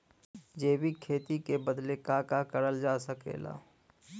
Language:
Bhojpuri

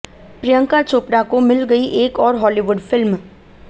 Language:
Hindi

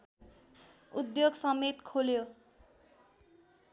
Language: Nepali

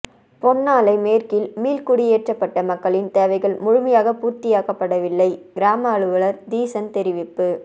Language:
Tamil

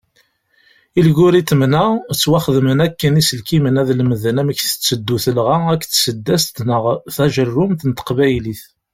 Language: Kabyle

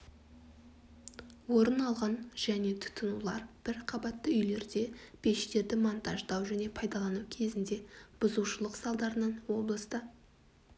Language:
Kazakh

